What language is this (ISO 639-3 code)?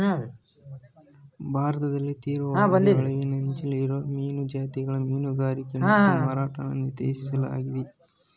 kan